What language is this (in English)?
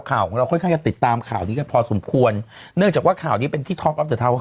Thai